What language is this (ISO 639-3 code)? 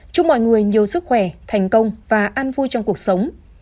vie